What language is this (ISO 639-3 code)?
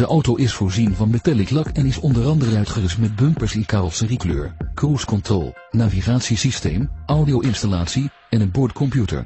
nld